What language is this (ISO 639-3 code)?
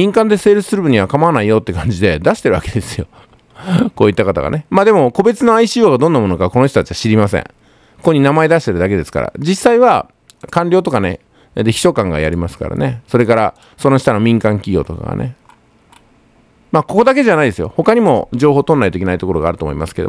jpn